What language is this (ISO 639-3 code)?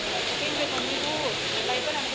tha